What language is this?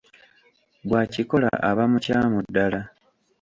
Ganda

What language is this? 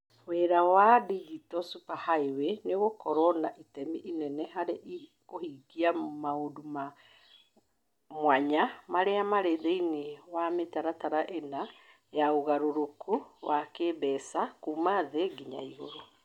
Kikuyu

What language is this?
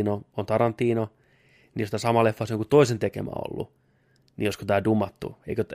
Finnish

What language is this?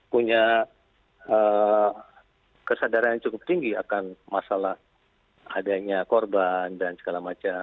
Indonesian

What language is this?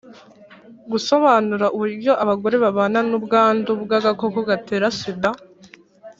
Kinyarwanda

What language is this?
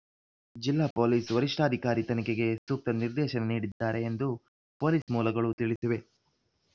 Kannada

